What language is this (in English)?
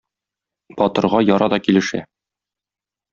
Tatar